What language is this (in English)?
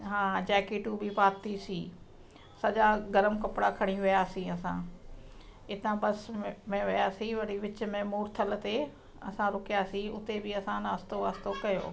Sindhi